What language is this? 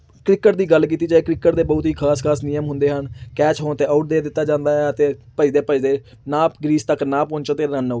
Punjabi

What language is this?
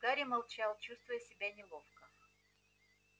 Russian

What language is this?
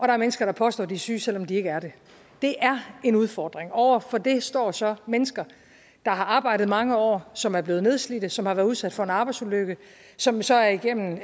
Danish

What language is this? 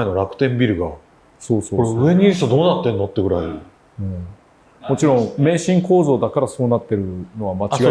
Japanese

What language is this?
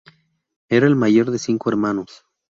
Spanish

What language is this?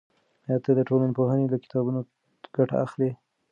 Pashto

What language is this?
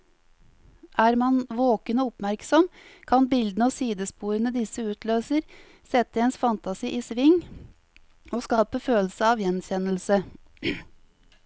Norwegian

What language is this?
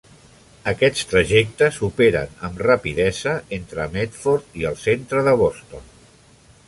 Catalan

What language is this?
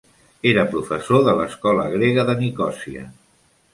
Catalan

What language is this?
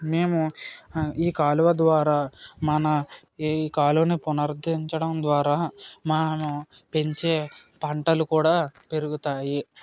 Telugu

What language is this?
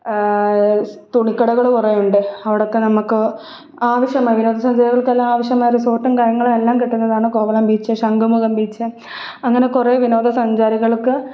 Malayalam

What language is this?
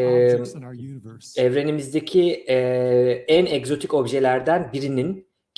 Turkish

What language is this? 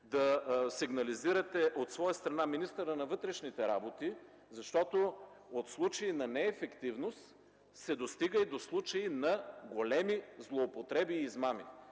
Bulgarian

